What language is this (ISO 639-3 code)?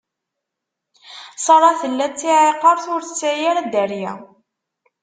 kab